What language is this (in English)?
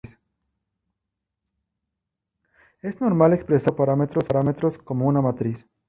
Spanish